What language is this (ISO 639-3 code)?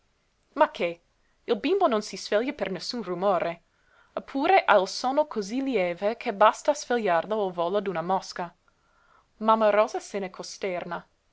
ita